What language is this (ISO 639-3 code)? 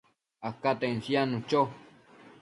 mcf